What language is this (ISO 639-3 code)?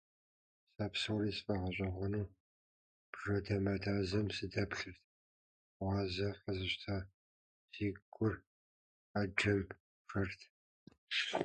kbd